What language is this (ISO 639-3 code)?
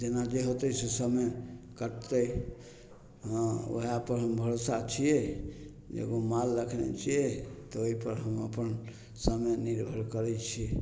mai